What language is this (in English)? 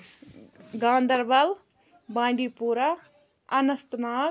Kashmiri